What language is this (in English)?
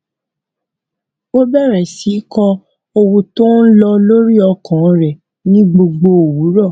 Yoruba